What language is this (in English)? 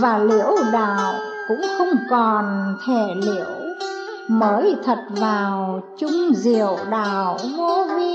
Vietnamese